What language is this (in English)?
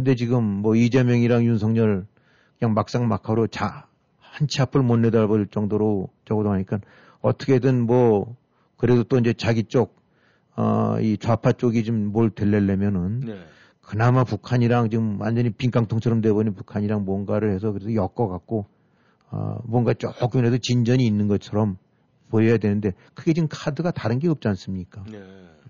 Korean